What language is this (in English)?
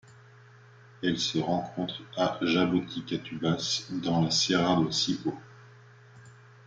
French